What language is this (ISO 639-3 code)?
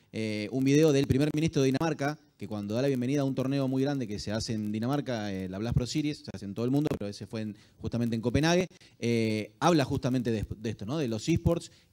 spa